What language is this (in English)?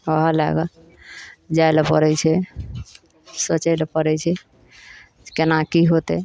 Maithili